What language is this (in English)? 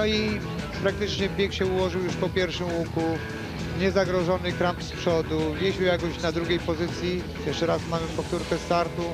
Polish